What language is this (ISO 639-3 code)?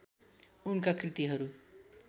nep